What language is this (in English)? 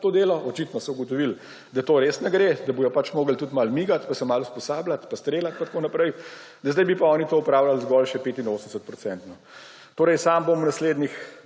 Slovenian